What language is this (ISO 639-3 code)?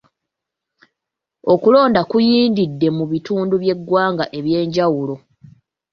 lug